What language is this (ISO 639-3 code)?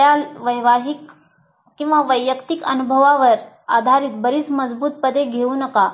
mar